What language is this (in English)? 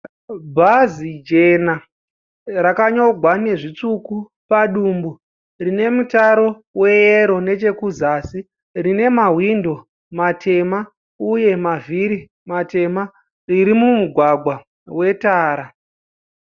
Shona